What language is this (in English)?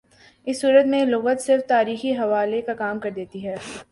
Urdu